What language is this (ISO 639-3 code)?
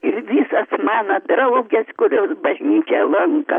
lit